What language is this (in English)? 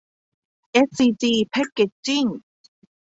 Thai